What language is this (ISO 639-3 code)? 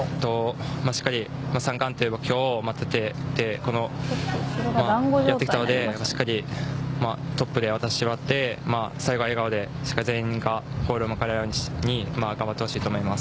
jpn